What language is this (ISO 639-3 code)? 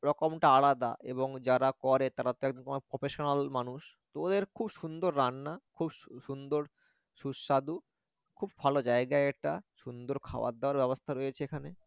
ben